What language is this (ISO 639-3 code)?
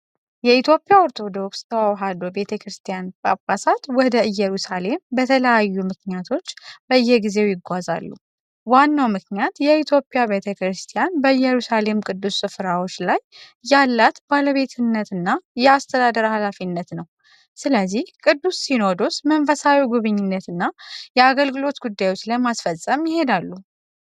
amh